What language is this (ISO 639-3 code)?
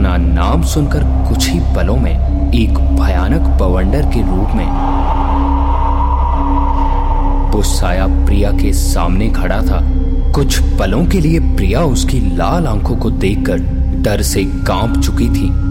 hin